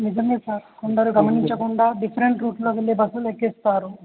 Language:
Telugu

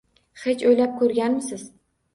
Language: Uzbek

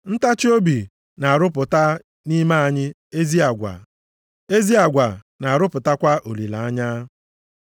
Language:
Igbo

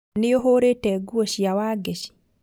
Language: Kikuyu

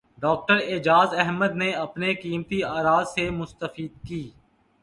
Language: Urdu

